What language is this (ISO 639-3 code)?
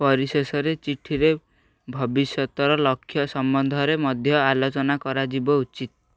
ori